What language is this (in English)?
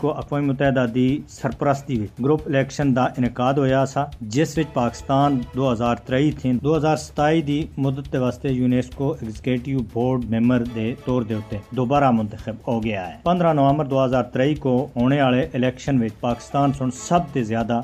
Urdu